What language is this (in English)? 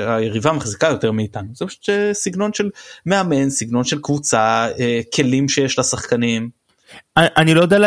Hebrew